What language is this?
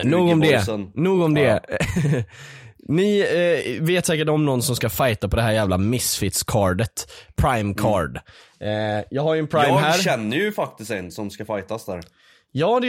Swedish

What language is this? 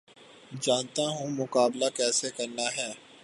Urdu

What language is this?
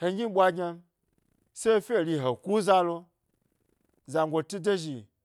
Gbari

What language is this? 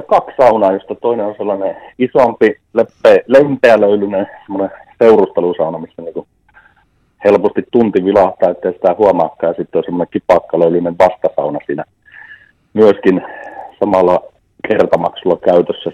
Finnish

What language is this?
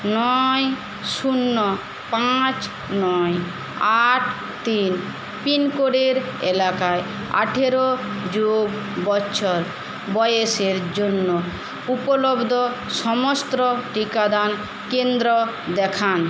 Bangla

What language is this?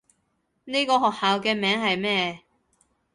Cantonese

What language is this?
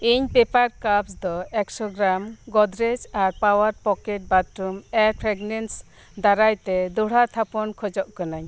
Santali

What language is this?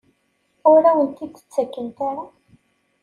Kabyle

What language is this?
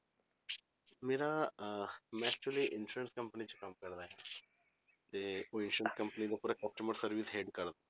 Punjabi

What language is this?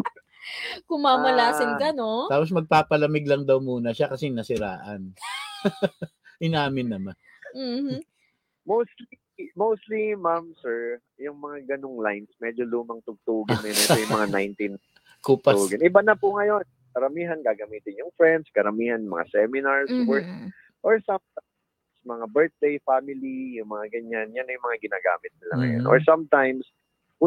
Filipino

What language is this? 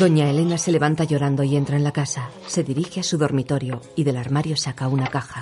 Spanish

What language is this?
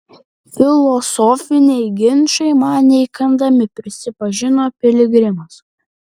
Lithuanian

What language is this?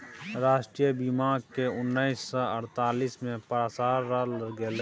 Maithili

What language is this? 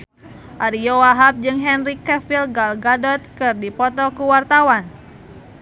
Sundanese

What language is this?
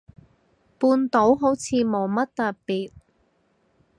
Cantonese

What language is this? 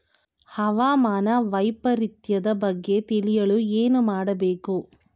Kannada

